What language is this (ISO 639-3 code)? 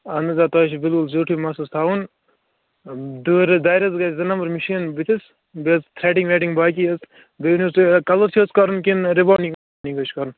kas